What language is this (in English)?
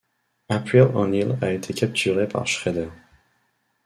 French